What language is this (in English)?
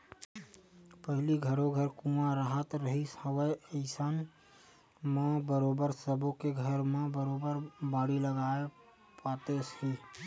Chhattisgarhi